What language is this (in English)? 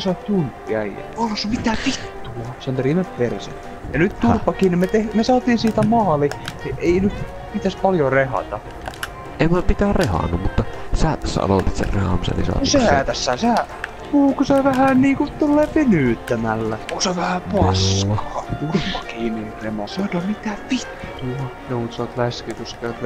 Finnish